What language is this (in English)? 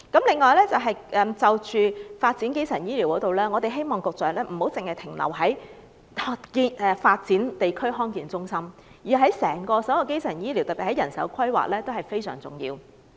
Cantonese